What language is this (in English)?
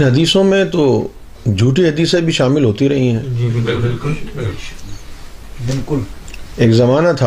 Urdu